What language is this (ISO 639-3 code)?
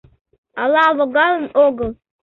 chm